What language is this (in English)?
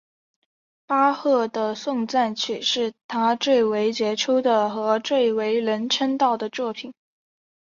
Chinese